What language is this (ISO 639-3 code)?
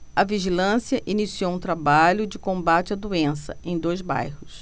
por